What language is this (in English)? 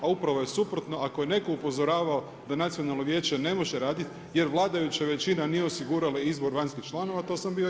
Croatian